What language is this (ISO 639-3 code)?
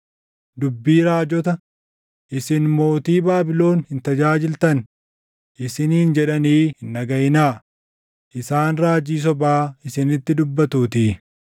orm